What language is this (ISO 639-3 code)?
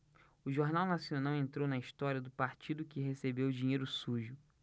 por